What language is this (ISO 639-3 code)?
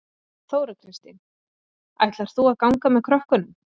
isl